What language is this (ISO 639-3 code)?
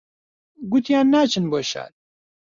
ckb